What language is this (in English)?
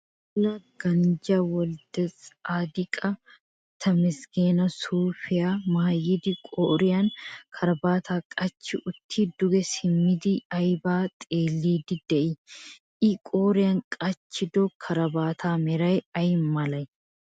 Wolaytta